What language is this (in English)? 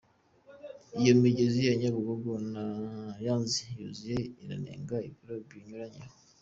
Kinyarwanda